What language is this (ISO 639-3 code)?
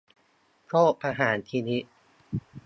tha